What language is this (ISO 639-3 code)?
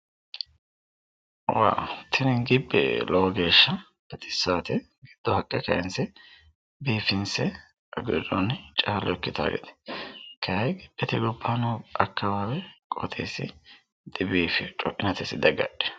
sid